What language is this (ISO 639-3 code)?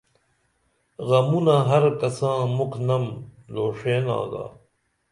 dml